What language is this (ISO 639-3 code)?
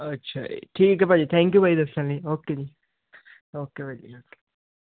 pan